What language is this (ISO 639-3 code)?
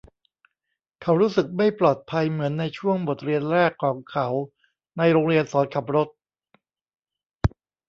tha